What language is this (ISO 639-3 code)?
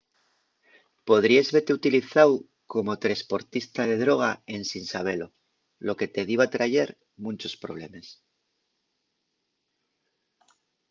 ast